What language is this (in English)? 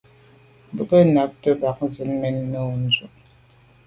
Medumba